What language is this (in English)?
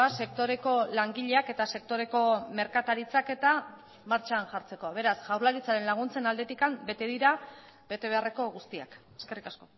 Basque